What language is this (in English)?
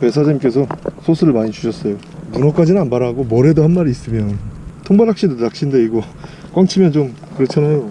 Korean